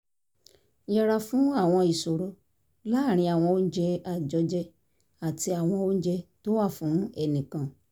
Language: Yoruba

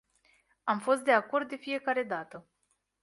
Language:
Romanian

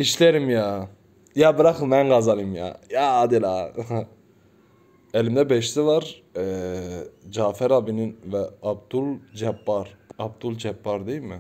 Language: Turkish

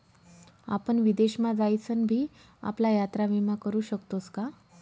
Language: Marathi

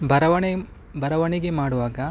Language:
Kannada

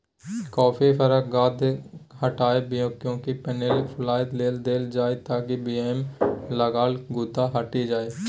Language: Maithili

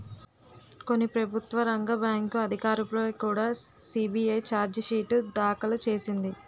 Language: Telugu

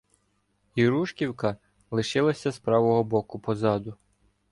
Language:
Ukrainian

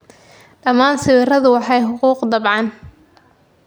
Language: Somali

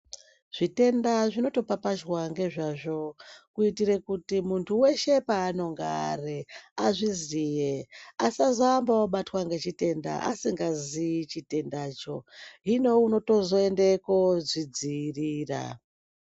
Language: Ndau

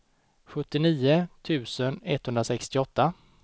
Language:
Swedish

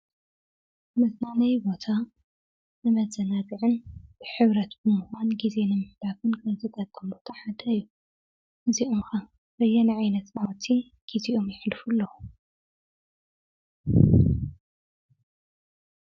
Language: Tigrinya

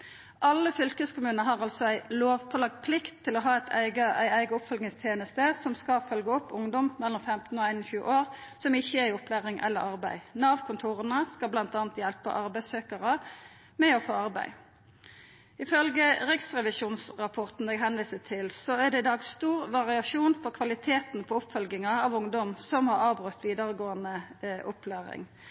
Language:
Norwegian Nynorsk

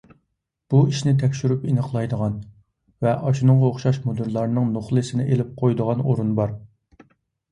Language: Uyghur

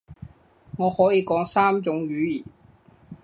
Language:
Cantonese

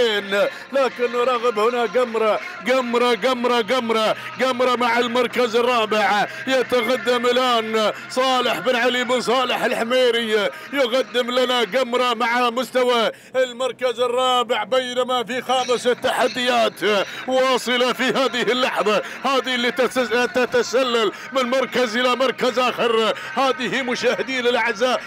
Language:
Arabic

